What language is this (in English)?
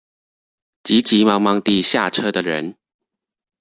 Chinese